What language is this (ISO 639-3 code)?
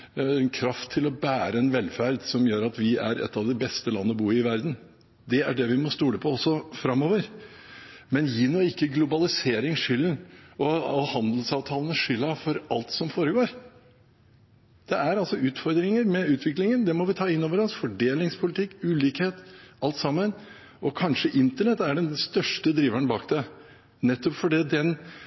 nob